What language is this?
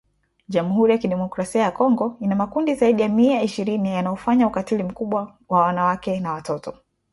Swahili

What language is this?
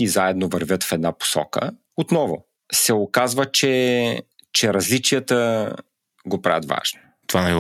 Bulgarian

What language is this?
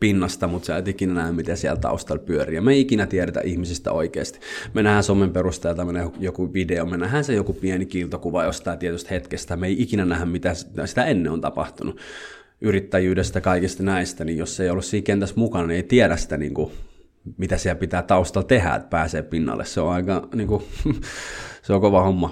Finnish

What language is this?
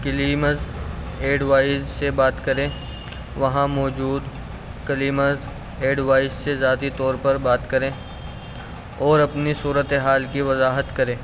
Urdu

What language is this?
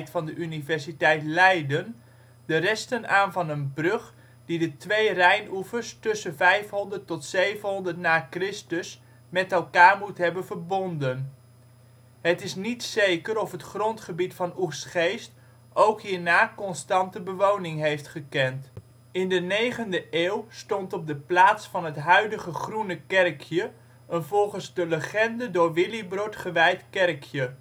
Dutch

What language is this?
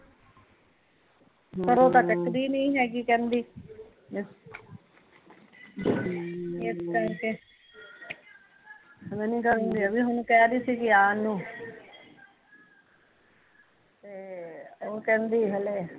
Punjabi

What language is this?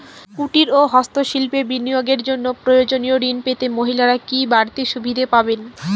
Bangla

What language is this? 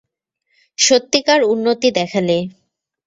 Bangla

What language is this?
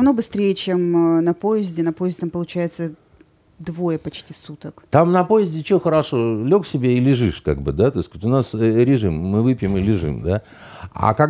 Russian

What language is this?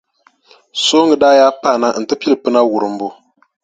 Dagbani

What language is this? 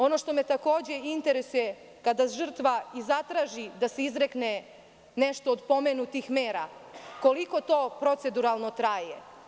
Serbian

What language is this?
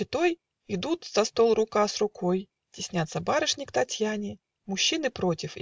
Russian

